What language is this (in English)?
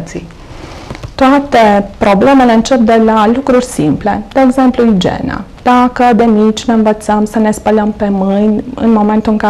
Romanian